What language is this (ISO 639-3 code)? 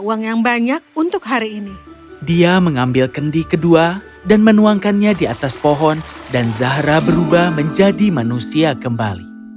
ind